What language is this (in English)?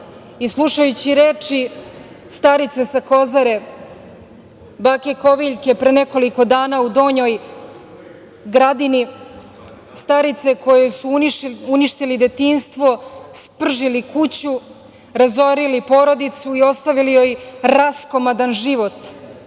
Serbian